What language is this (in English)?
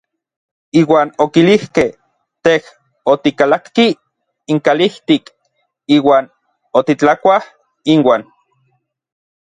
Orizaba Nahuatl